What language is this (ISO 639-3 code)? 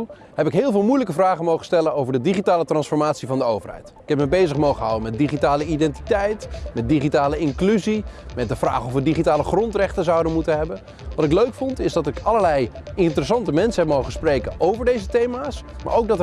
nld